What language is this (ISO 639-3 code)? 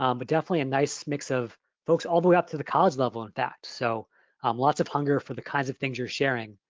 eng